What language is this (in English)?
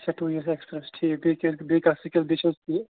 Kashmiri